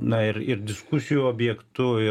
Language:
Lithuanian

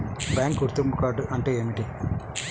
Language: Telugu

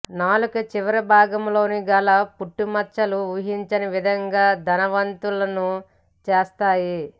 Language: Telugu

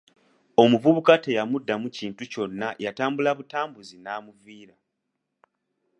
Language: Ganda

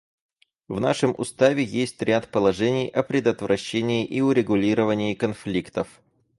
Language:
Russian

